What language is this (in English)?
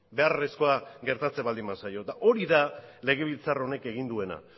Basque